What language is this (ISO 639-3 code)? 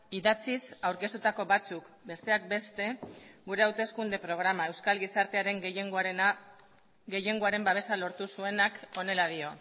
eus